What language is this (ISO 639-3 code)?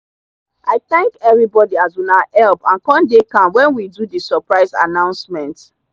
pcm